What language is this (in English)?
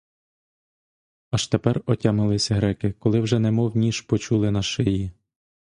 Ukrainian